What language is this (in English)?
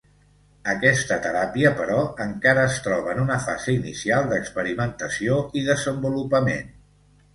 Catalan